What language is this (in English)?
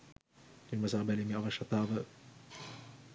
Sinhala